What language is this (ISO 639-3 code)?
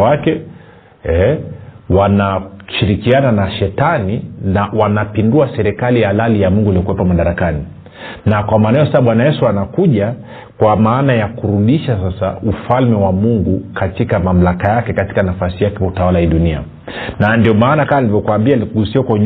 swa